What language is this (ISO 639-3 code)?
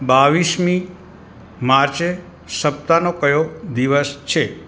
guj